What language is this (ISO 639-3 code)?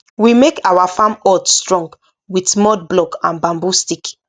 pcm